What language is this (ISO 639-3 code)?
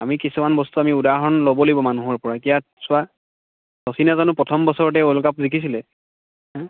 asm